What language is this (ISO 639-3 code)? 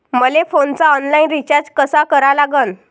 mar